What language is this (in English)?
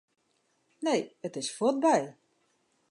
Western Frisian